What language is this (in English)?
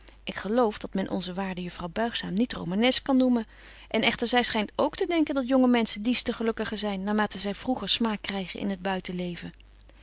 Dutch